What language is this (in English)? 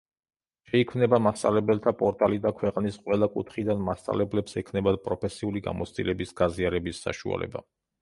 Georgian